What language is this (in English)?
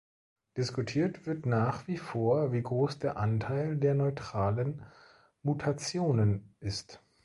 German